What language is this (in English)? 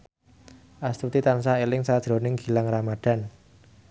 Javanese